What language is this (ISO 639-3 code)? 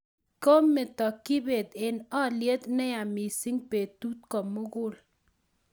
kln